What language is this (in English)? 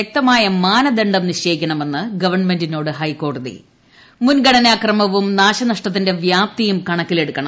Malayalam